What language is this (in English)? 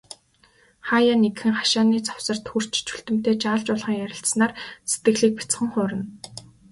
Mongolian